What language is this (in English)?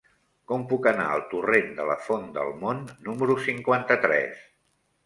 Catalan